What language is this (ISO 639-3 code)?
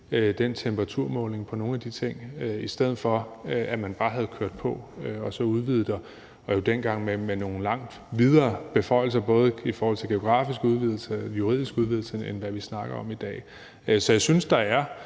dan